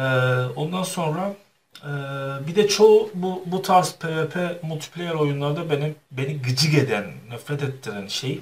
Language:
Turkish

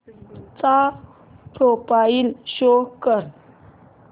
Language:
Marathi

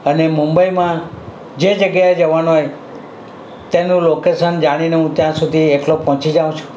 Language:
Gujarati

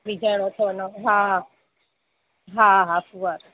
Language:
Sindhi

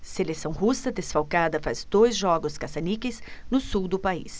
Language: Portuguese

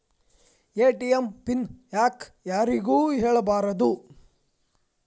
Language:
Kannada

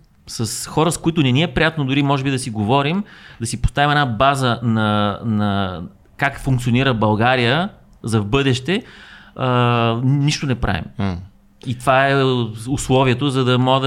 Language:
Bulgarian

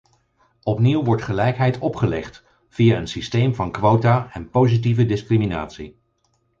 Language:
Dutch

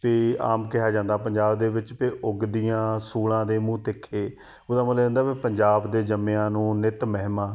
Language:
Punjabi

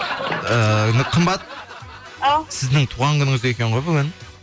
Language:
Kazakh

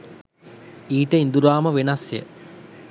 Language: Sinhala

